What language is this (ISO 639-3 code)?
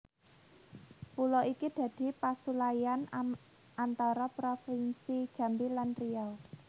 jav